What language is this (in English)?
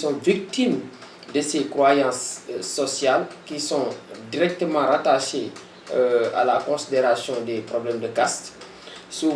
French